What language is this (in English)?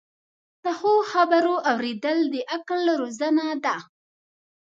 Pashto